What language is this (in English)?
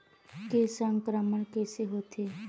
Chhattisgarhi